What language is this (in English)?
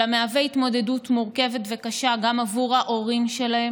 Hebrew